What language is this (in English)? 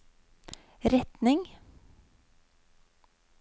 Norwegian